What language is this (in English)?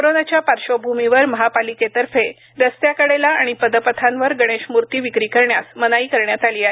Marathi